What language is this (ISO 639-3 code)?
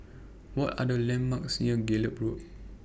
eng